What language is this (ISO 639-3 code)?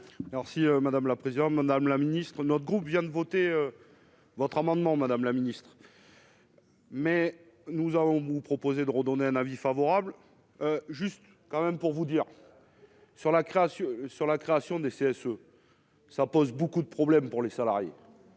fra